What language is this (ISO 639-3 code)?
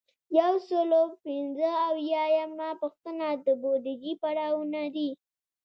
pus